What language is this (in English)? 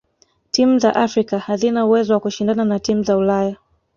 Swahili